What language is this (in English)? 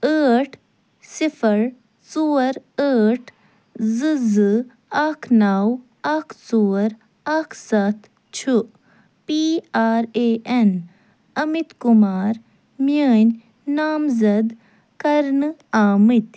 Kashmiri